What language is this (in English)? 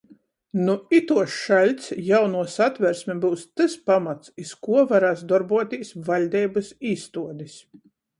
Latgalian